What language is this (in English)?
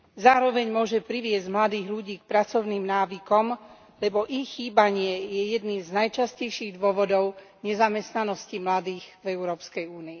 Slovak